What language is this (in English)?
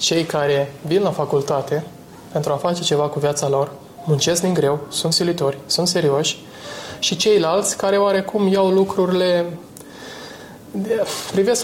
Romanian